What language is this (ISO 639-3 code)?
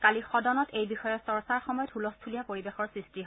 asm